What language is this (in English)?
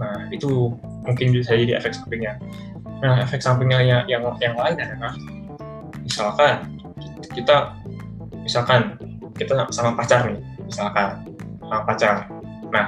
Indonesian